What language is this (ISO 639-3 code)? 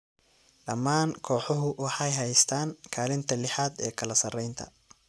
som